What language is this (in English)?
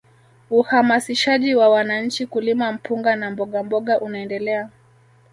Swahili